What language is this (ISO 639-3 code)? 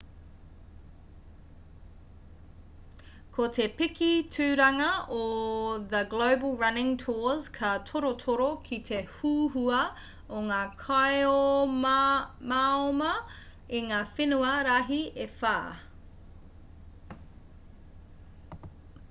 mri